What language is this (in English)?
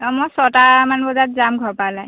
Assamese